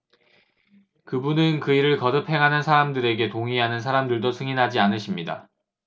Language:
Korean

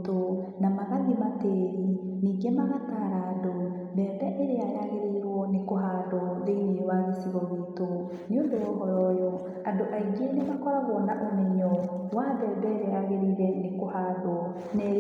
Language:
Kikuyu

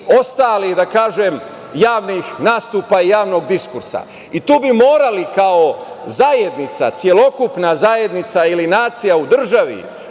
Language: Serbian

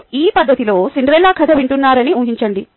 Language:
Telugu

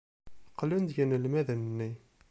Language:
Kabyle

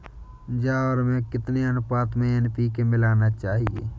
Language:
Hindi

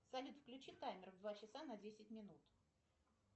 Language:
Russian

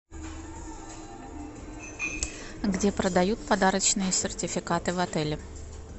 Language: Russian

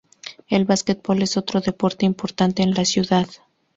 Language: Spanish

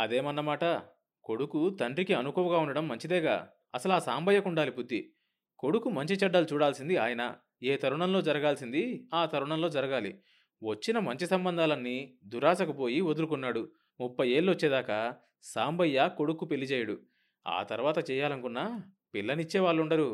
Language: Telugu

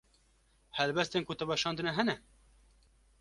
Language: Kurdish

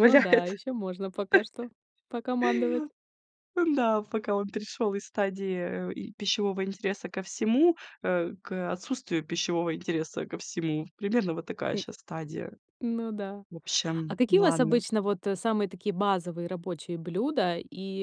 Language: Russian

